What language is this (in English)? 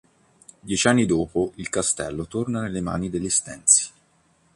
Italian